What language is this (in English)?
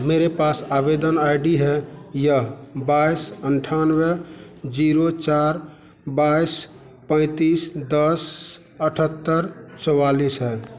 Hindi